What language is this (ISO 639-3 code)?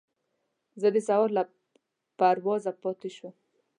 pus